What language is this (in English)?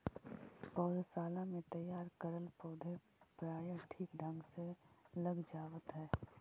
Magahi